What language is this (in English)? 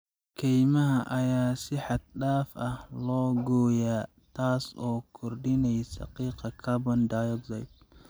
Somali